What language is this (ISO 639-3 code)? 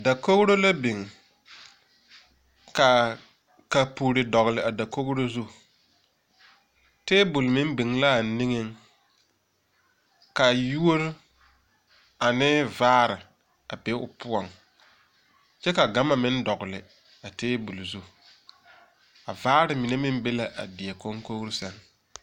dga